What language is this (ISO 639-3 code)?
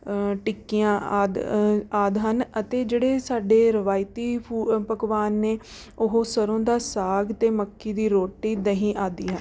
pan